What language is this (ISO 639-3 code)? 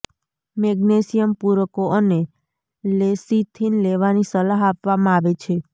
guj